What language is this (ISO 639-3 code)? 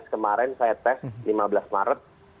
ind